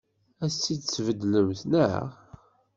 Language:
Kabyle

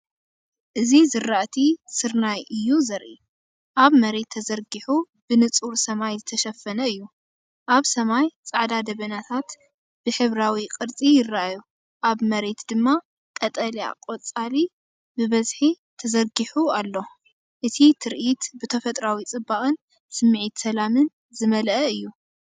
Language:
Tigrinya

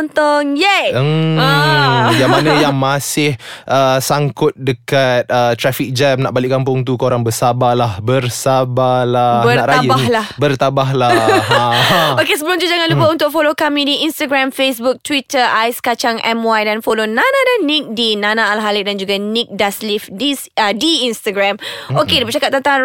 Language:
Malay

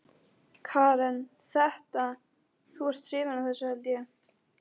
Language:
Icelandic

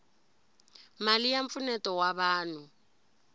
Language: Tsonga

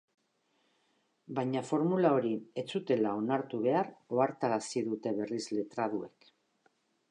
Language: Basque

